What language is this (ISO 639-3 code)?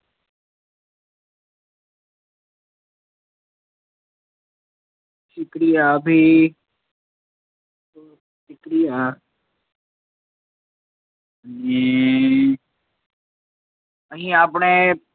guj